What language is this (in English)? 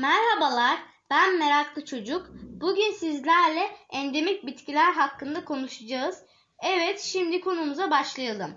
Turkish